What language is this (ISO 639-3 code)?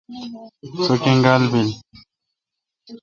xka